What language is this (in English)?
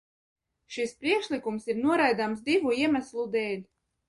Latvian